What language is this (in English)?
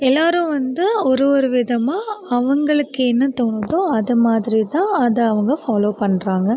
Tamil